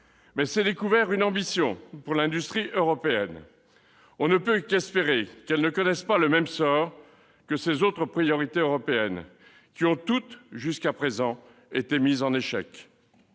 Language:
French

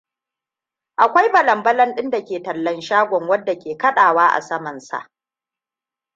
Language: Hausa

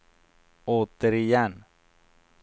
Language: Swedish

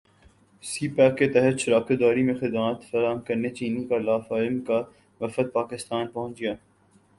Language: Urdu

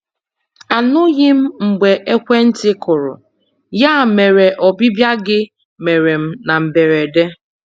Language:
Igbo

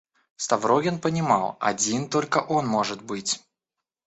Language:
Russian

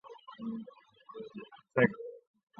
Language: Chinese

